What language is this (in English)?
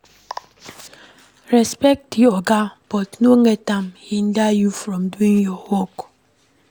Nigerian Pidgin